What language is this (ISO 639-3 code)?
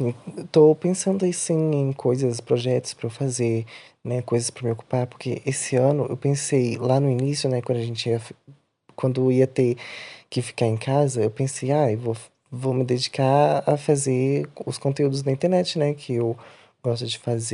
por